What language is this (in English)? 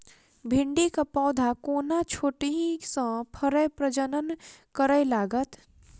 Maithili